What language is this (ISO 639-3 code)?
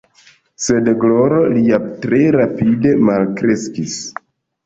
epo